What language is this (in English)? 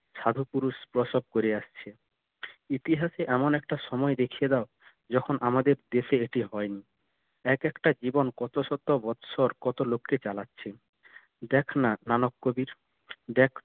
Bangla